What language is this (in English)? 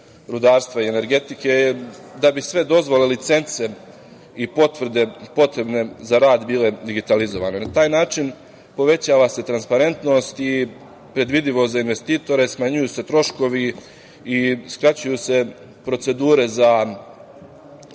Serbian